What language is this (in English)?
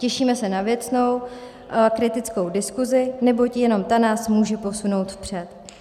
Czech